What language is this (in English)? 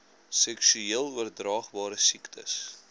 Afrikaans